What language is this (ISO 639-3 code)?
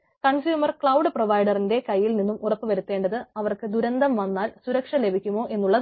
mal